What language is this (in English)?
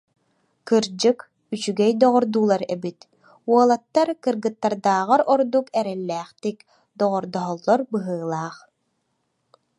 Yakut